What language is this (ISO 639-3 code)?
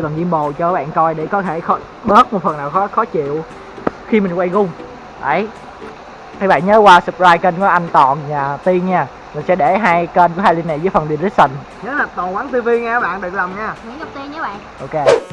vie